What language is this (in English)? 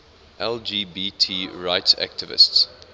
English